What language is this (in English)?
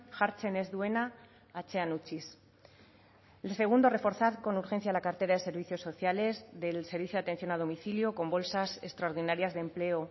Spanish